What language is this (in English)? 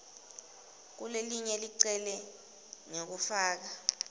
Swati